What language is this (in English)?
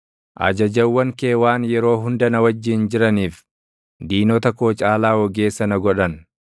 Oromo